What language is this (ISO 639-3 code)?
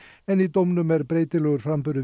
isl